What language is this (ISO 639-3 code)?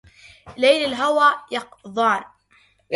ara